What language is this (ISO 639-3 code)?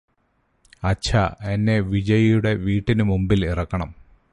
mal